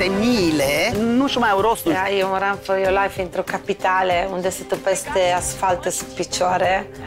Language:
Romanian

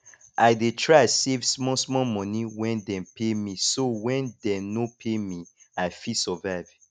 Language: Nigerian Pidgin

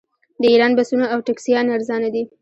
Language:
Pashto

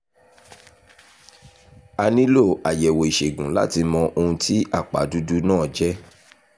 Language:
Yoruba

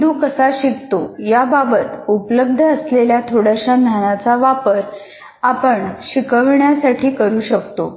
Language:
Marathi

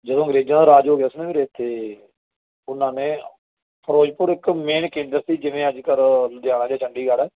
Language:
Punjabi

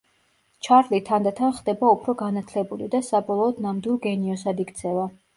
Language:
Georgian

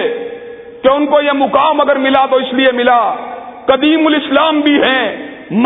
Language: Urdu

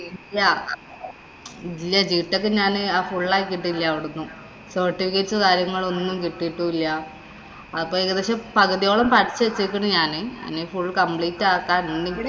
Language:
Malayalam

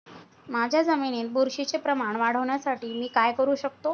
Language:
Marathi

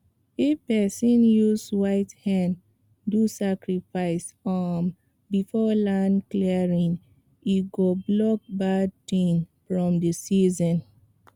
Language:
Nigerian Pidgin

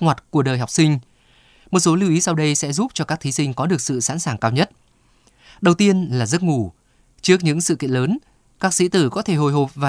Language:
Vietnamese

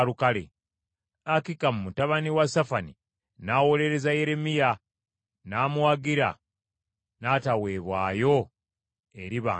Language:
Ganda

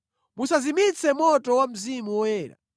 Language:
Nyanja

